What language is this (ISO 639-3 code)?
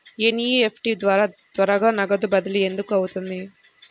tel